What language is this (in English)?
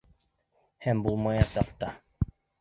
Bashkir